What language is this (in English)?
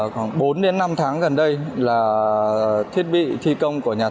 Vietnamese